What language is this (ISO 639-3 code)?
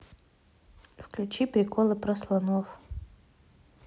rus